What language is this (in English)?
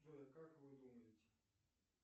Russian